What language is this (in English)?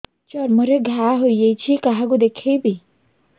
Odia